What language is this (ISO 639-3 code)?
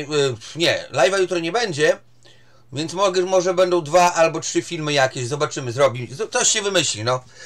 pol